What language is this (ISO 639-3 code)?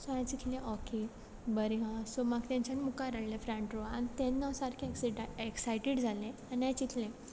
kok